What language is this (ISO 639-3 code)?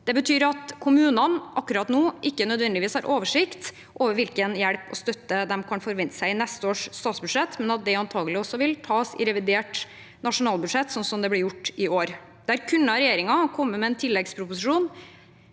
nor